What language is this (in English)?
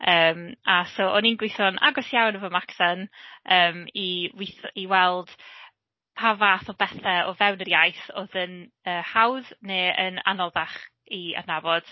Welsh